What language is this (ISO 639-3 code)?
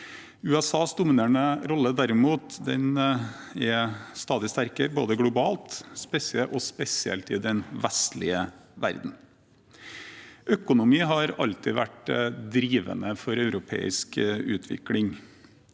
nor